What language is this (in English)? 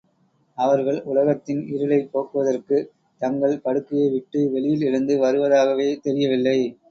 Tamil